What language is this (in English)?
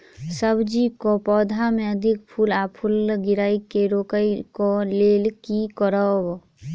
Maithili